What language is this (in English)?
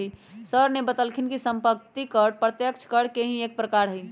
Magahi